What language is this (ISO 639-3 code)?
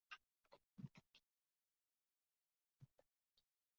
zho